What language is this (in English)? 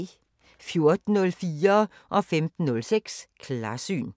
Danish